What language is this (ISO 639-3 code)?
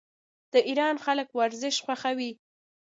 pus